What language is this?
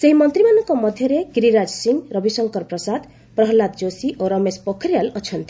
Odia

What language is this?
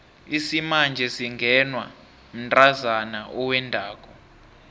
South Ndebele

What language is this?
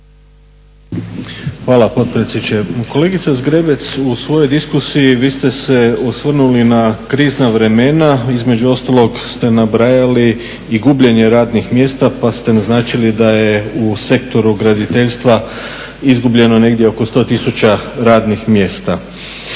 Croatian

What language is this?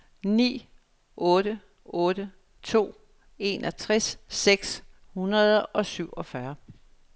Danish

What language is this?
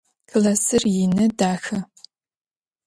Adyghe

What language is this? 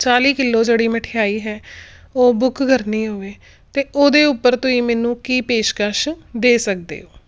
Punjabi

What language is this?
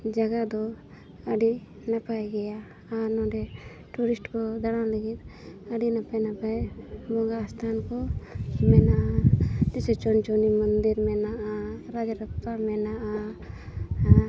Santali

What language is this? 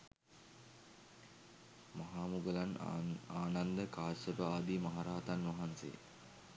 Sinhala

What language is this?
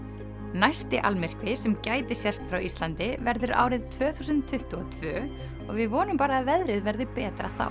Icelandic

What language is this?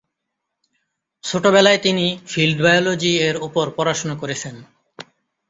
Bangla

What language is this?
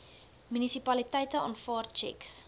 Afrikaans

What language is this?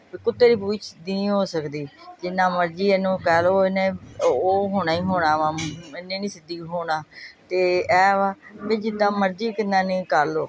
Punjabi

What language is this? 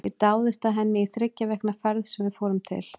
Icelandic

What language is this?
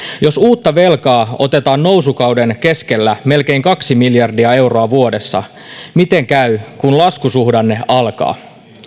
Finnish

